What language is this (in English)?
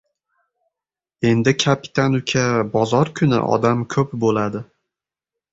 Uzbek